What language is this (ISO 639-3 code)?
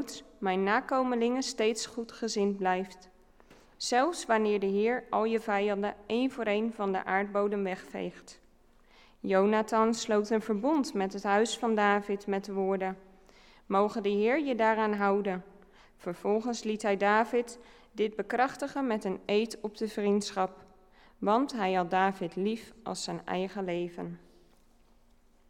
nld